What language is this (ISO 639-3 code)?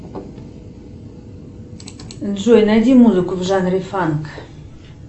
rus